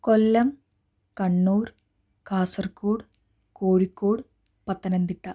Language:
Malayalam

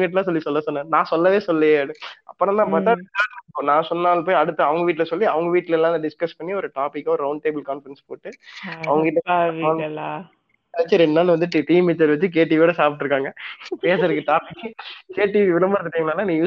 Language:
Tamil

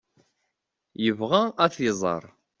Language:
Kabyle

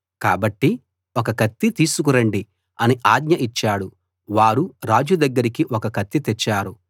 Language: Telugu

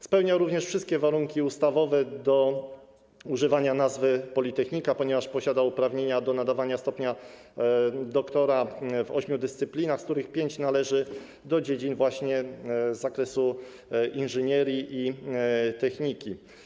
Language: Polish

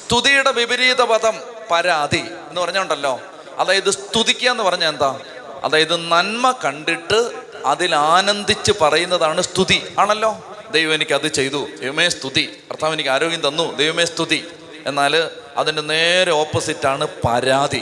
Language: Malayalam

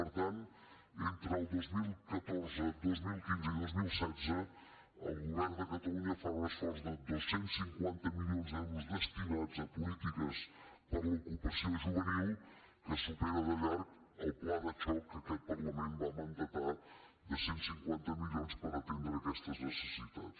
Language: Catalan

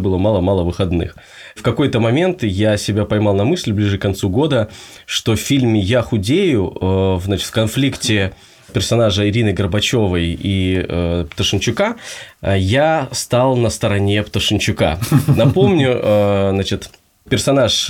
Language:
Russian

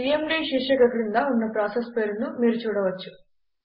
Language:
Telugu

